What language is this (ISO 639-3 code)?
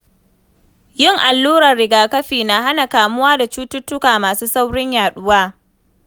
hau